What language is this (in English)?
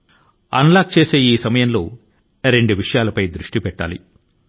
Telugu